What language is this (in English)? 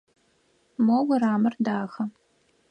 Adyghe